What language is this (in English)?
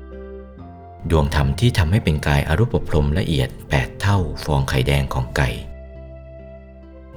Thai